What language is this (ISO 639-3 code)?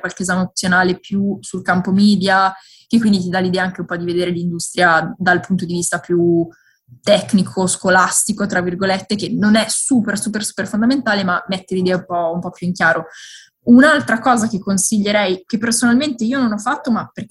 ita